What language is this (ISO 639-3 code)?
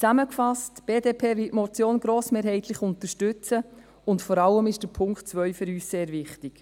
gsw